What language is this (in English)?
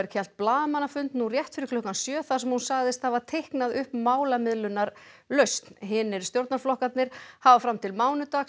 Icelandic